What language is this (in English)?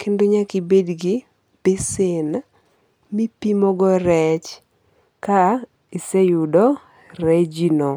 Luo (Kenya and Tanzania)